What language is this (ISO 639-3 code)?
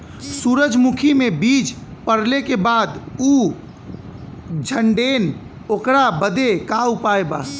bho